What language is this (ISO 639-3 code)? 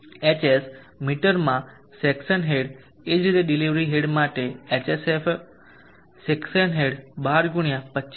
guj